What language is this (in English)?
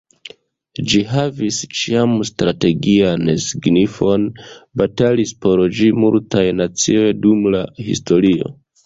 Esperanto